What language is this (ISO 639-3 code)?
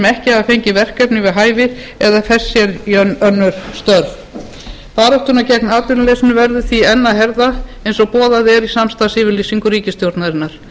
isl